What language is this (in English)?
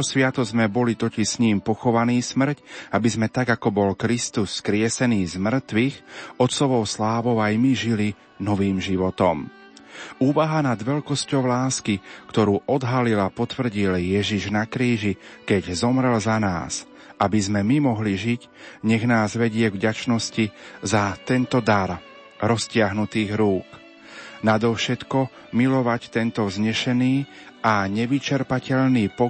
Slovak